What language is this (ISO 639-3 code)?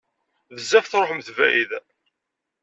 kab